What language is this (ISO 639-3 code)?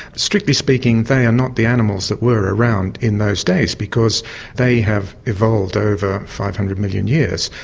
eng